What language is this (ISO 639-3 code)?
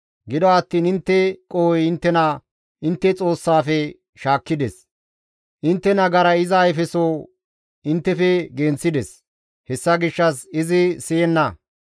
gmv